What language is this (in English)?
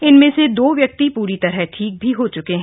Hindi